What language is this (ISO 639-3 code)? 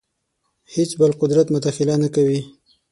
pus